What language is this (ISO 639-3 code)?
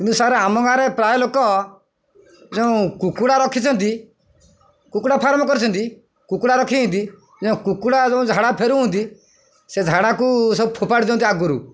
ori